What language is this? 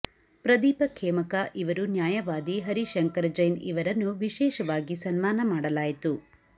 Kannada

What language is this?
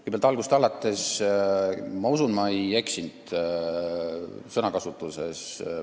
Estonian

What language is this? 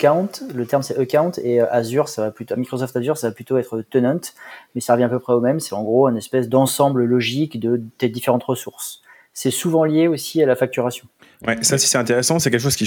French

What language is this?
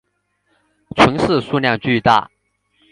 Chinese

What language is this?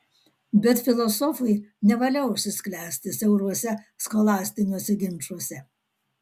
Lithuanian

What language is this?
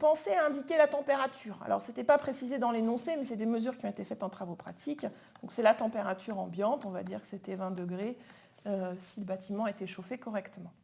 French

